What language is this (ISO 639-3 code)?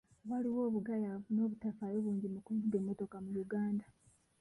lug